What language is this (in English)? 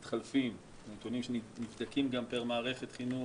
Hebrew